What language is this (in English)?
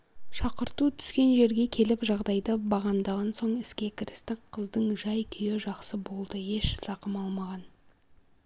Kazakh